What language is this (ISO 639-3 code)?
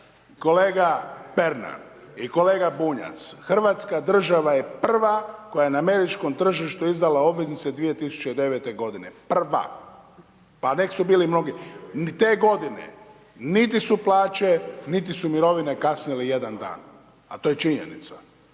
hrv